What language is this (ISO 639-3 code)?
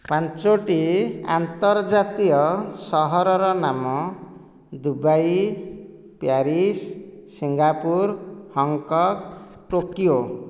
ori